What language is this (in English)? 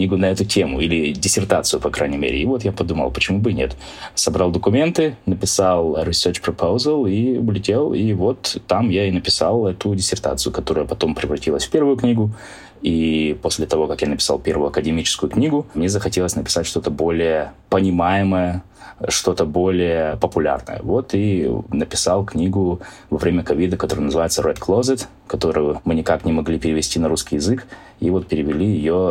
Russian